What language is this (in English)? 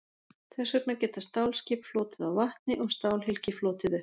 Icelandic